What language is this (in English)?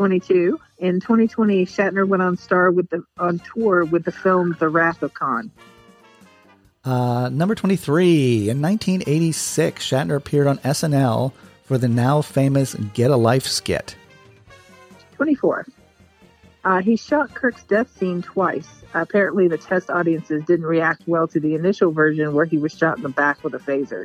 English